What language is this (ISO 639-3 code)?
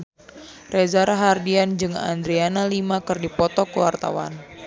sun